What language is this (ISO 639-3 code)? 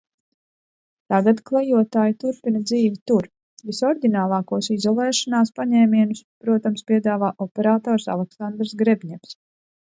lav